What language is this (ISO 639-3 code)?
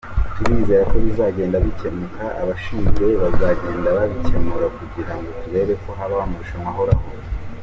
kin